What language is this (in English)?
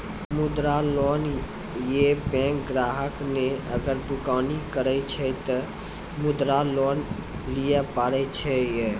Maithili